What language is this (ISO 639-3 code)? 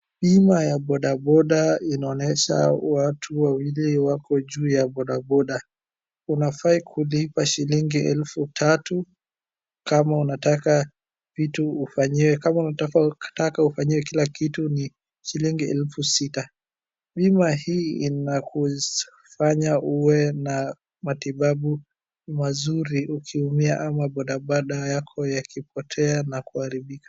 swa